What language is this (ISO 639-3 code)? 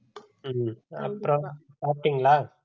tam